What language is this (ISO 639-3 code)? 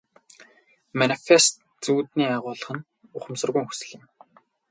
mon